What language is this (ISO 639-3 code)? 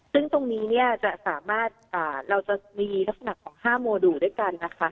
tha